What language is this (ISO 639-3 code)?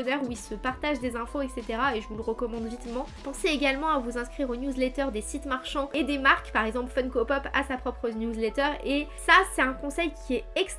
fra